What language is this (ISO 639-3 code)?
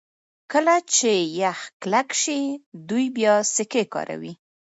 pus